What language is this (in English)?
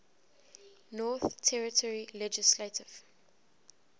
English